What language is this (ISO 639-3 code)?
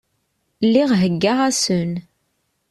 kab